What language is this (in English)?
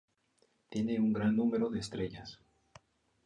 Spanish